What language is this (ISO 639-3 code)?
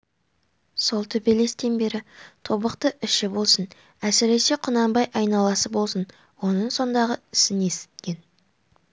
kaz